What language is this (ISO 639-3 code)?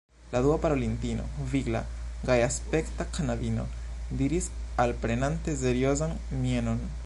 epo